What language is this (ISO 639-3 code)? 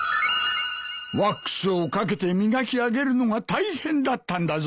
jpn